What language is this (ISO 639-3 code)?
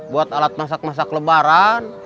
ind